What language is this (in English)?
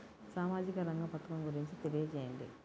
Telugu